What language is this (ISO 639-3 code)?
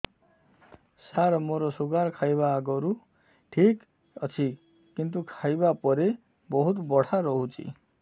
ori